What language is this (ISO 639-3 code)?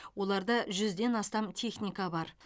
kaz